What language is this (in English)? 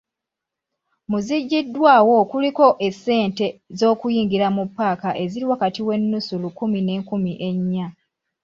Ganda